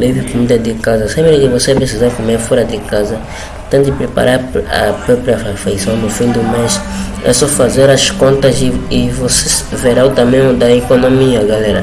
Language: Portuguese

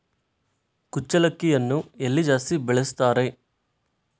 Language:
Kannada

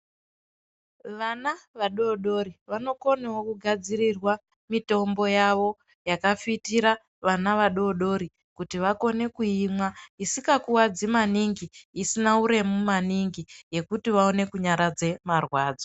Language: Ndau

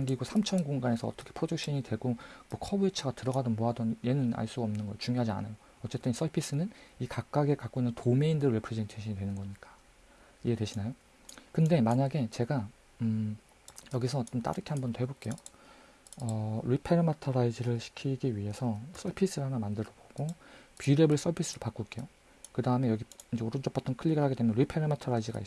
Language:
Korean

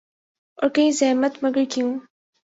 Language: Urdu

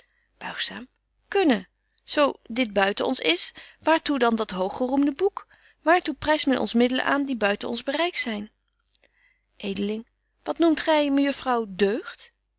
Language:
Dutch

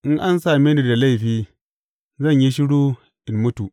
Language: Hausa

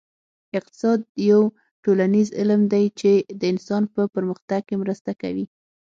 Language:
Pashto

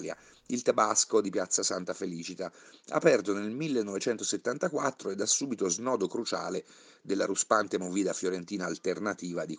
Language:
Italian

